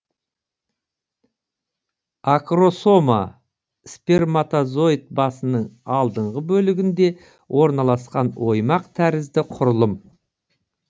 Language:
Kazakh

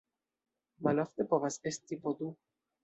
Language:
Esperanto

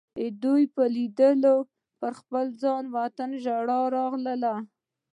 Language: Pashto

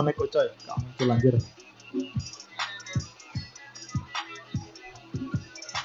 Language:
Indonesian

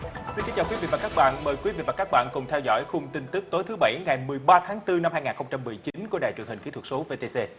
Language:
Vietnamese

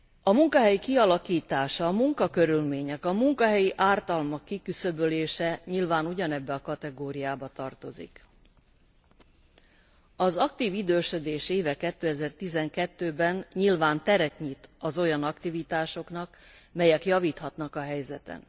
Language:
Hungarian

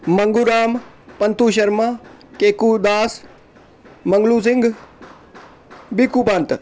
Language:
Dogri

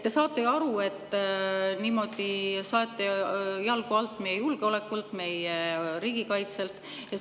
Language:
Estonian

